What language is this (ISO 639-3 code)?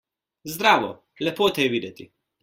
slv